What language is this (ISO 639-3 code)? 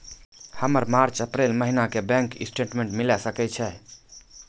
mai